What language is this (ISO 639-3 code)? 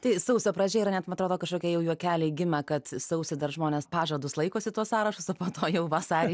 lit